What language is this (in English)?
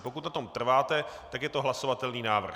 Czech